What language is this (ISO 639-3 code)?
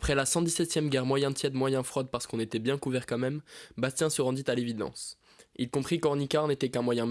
fra